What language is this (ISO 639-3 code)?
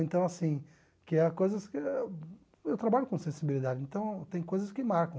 por